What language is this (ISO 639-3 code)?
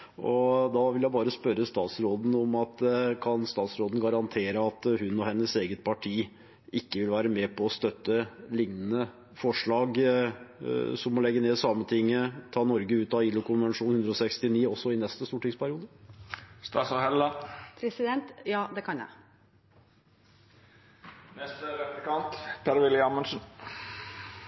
nor